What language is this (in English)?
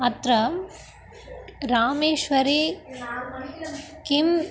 Sanskrit